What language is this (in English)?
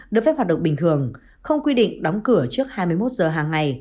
Vietnamese